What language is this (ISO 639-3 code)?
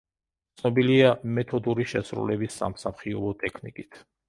kat